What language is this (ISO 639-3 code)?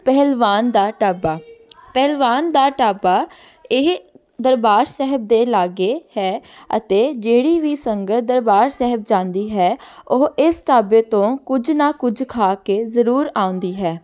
pan